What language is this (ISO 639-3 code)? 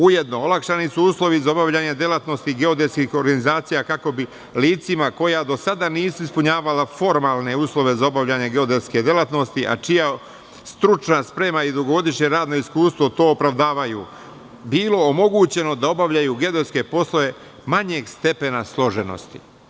srp